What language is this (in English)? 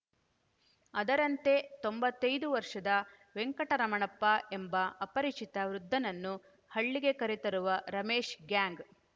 Kannada